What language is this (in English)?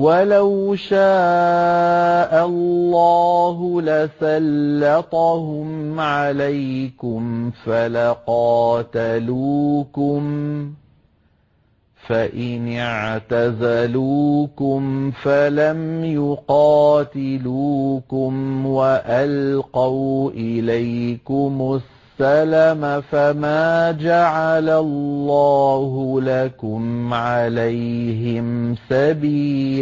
Arabic